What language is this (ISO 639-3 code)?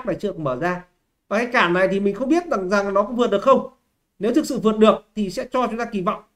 vie